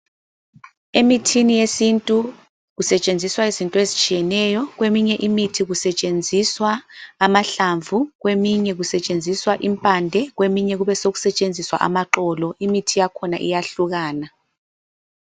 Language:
North Ndebele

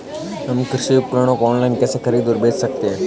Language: Hindi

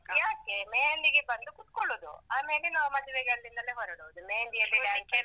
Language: Kannada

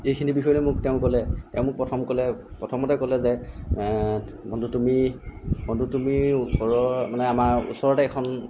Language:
Assamese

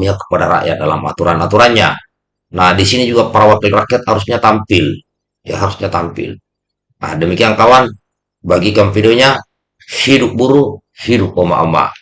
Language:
Indonesian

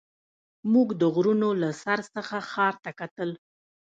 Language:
Pashto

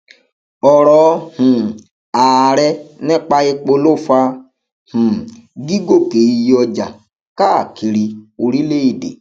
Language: Yoruba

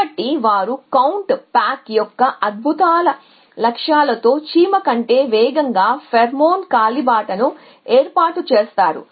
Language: Telugu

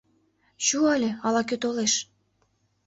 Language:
Mari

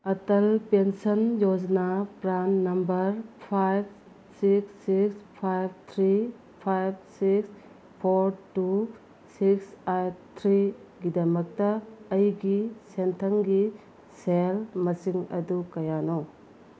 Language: Manipuri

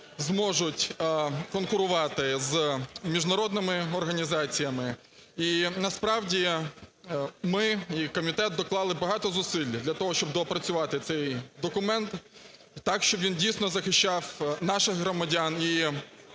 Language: Ukrainian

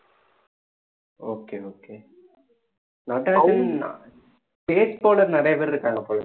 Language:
Tamil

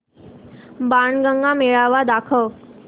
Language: Marathi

